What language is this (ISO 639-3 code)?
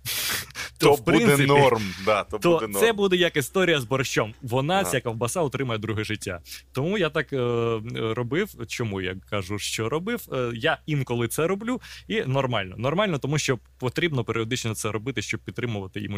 ukr